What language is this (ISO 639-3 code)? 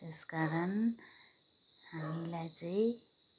nep